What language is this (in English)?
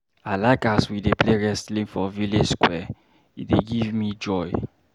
Nigerian Pidgin